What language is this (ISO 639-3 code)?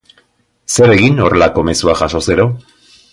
eus